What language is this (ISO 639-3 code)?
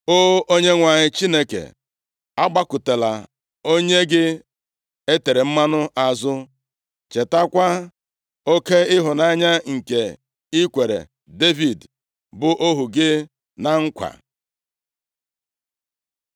ibo